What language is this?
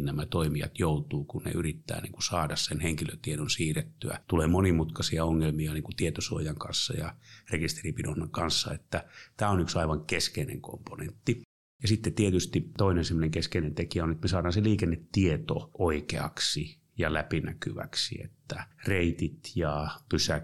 Finnish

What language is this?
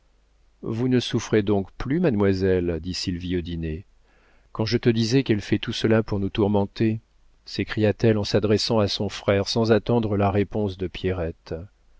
French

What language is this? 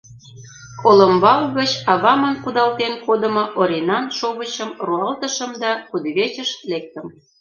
Mari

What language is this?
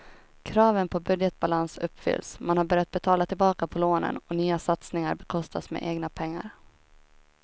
Swedish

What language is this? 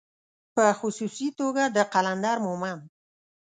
Pashto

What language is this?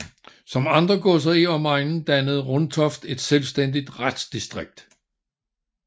Danish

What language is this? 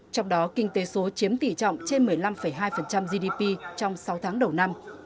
Vietnamese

